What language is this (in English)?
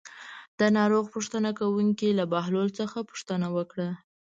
Pashto